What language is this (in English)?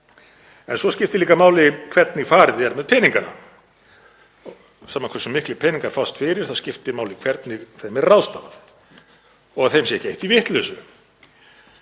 Icelandic